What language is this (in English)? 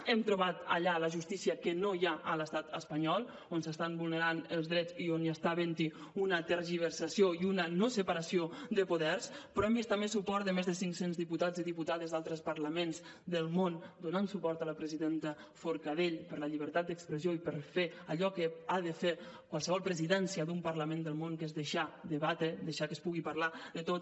Catalan